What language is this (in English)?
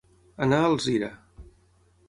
Catalan